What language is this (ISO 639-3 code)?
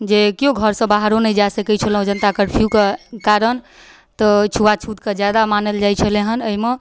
mai